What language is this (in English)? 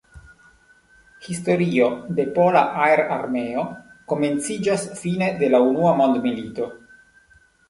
Esperanto